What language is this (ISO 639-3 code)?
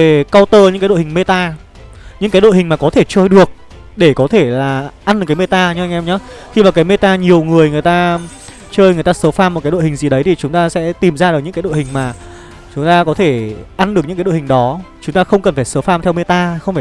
vie